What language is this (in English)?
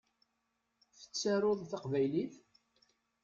Kabyle